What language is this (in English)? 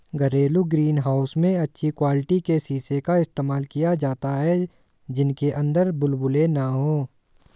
Hindi